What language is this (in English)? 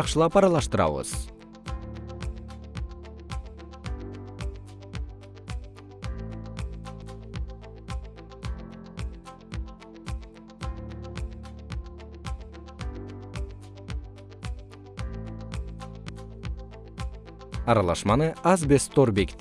Kyrgyz